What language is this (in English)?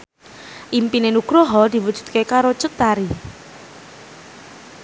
Javanese